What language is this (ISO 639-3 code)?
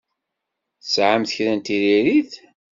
kab